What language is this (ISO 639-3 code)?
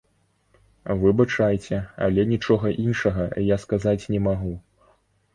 bel